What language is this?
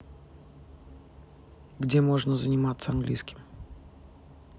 Russian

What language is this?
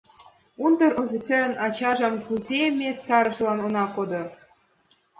Mari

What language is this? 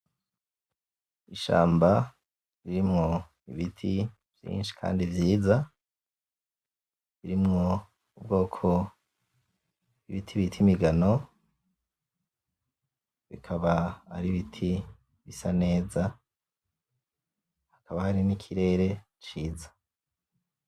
Rundi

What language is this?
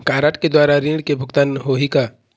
Chhattisgarhi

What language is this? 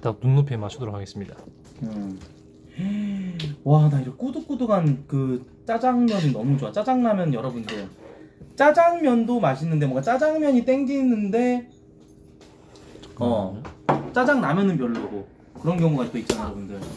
Korean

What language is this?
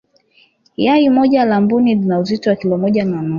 Swahili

